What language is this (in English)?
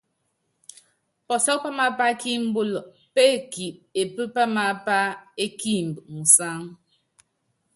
Yangben